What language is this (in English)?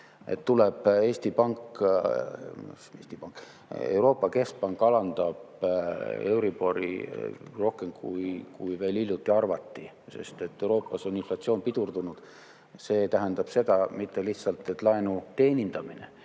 Estonian